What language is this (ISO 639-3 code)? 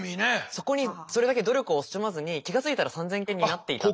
jpn